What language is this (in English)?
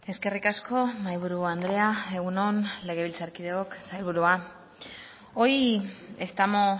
Basque